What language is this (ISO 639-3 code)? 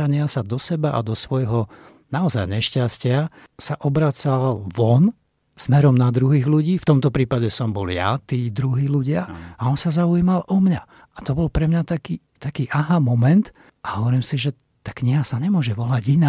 slk